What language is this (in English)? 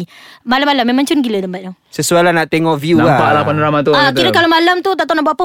Malay